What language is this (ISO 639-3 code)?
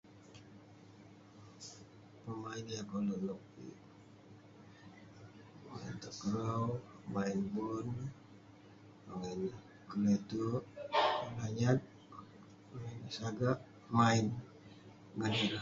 pne